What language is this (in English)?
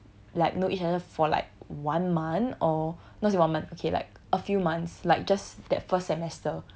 English